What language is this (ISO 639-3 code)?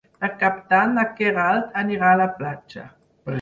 cat